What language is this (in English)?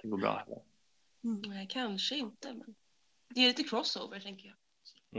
Swedish